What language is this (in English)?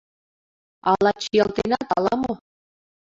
Mari